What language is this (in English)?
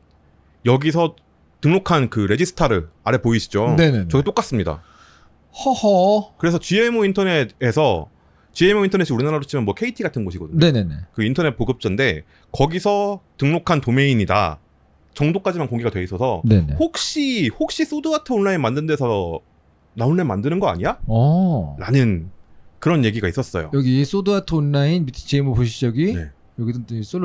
Korean